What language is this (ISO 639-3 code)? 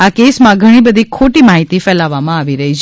guj